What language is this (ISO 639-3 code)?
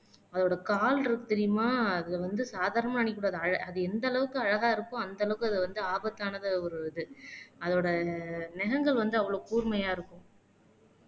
tam